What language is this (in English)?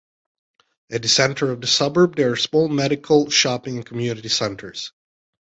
English